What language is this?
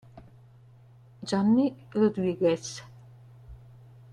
Italian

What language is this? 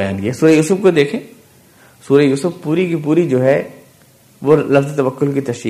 Urdu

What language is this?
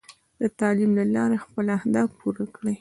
Pashto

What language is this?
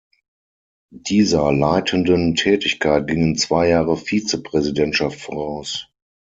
German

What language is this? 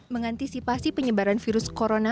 Indonesian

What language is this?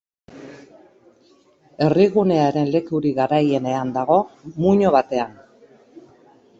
Basque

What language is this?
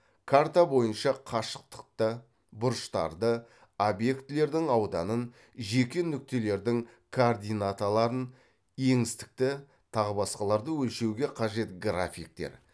Kazakh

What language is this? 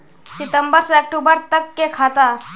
Magahi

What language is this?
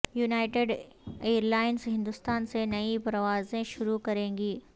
Urdu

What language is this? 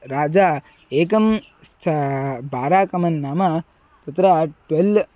Sanskrit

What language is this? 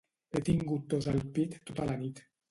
Catalan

